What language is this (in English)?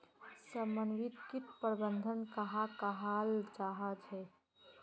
Magahi